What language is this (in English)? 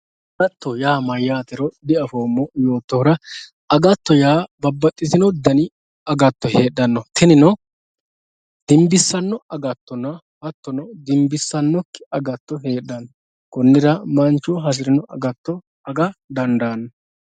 Sidamo